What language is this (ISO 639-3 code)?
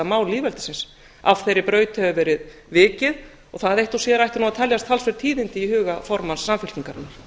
isl